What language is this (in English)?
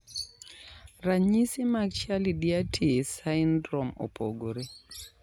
Luo (Kenya and Tanzania)